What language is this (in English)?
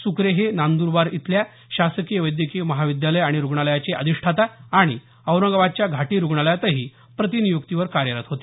Marathi